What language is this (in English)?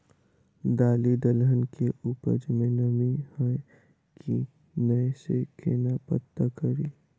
Maithili